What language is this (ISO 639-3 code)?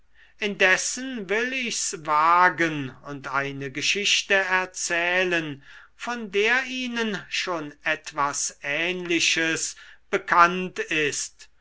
deu